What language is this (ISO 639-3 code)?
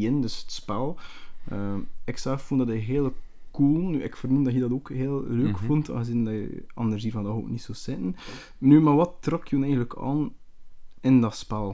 nld